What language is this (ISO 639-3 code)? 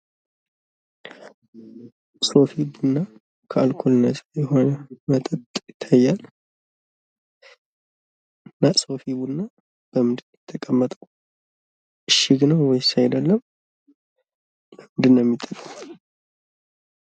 amh